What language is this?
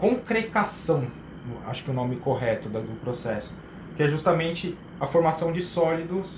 Portuguese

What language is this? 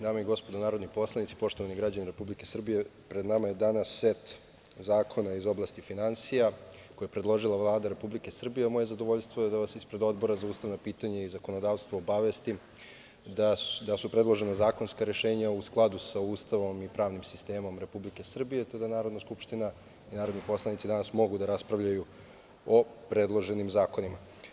Serbian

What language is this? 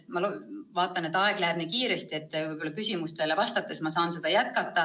Estonian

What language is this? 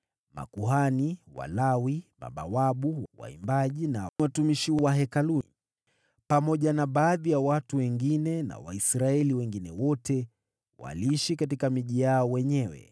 Swahili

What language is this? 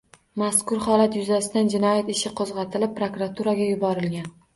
Uzbek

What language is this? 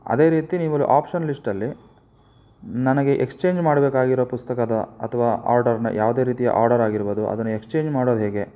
Kannada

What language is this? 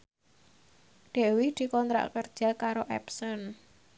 Javanese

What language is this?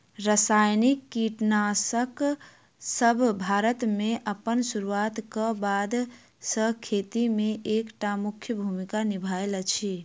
Maithili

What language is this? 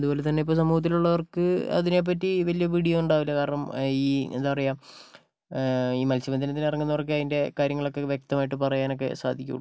Malayalam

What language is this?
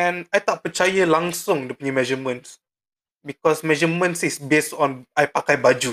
Malay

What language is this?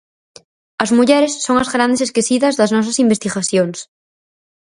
Galician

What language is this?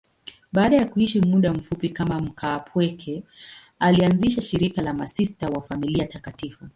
Swahili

